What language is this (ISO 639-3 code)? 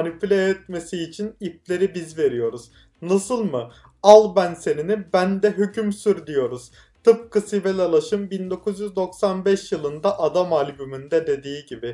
tur